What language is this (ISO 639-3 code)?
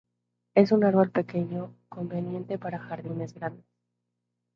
spa